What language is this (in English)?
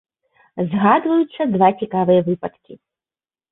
Belarusian